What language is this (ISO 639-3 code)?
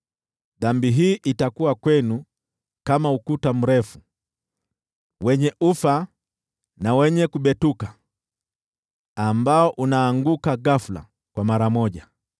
swa